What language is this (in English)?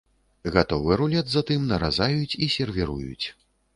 Belarusian